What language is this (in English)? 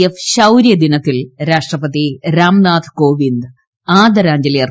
Malayalam